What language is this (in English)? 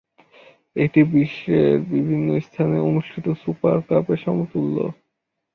Bangla